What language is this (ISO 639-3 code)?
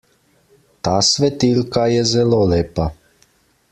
slv